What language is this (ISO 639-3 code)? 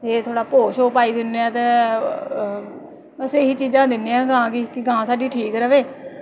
doi